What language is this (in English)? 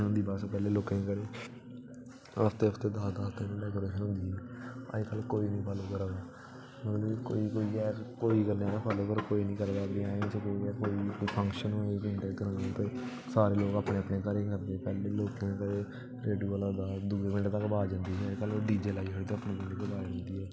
Dogri